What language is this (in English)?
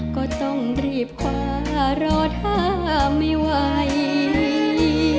Thai